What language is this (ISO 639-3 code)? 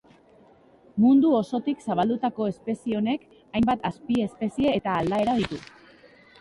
eus